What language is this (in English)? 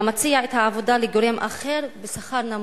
Hebrew